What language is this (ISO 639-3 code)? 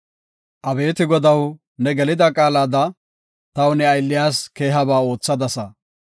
gof